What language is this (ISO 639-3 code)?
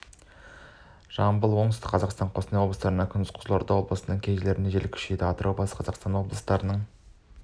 kaz